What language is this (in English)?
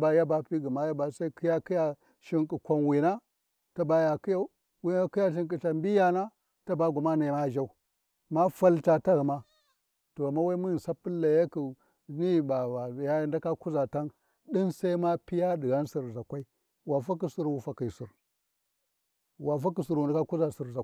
Warji